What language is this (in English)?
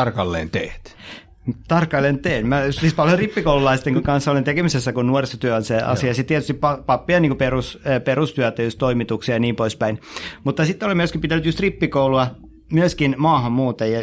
Finnish